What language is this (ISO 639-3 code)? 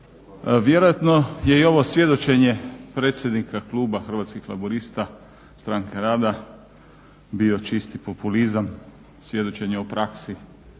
hrv